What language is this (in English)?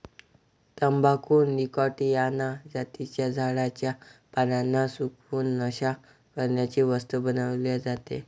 Marathi